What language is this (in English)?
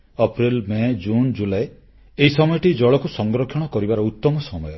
Odia